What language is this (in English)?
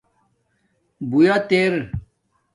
Domaaki